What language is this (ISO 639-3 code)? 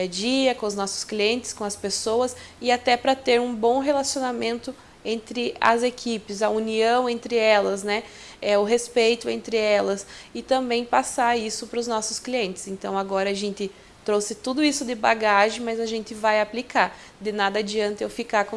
por